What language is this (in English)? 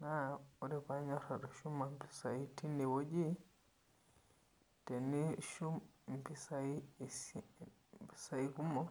Masai